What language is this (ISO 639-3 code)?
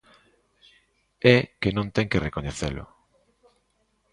glg